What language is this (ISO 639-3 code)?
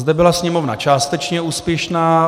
ces